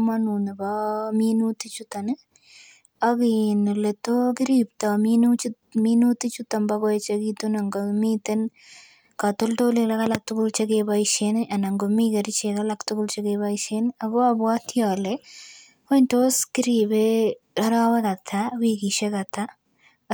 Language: Kalenjin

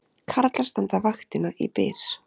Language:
Icelandic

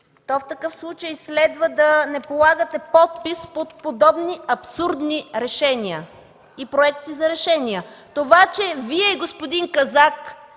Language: Bulgarian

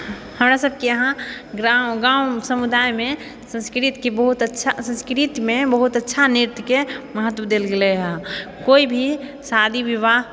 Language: Maithili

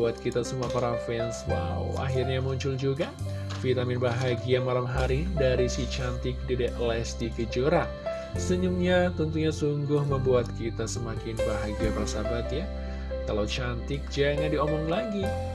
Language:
Indonesian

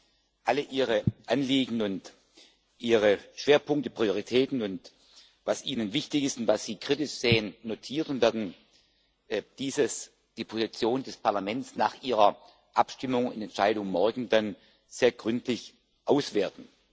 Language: German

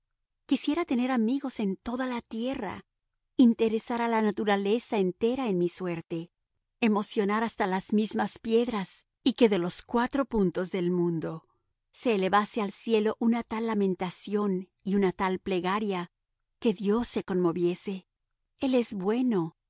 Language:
Spanish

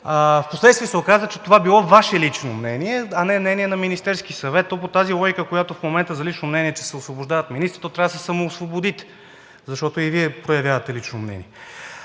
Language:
Bulgarian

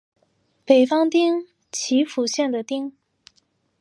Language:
Chinese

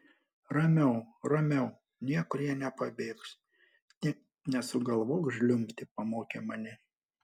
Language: Lithuanian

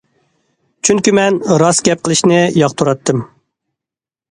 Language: Uyghur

